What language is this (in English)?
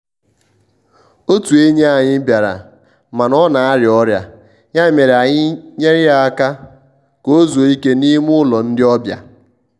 Igbo